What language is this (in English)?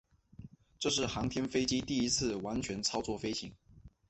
Chinese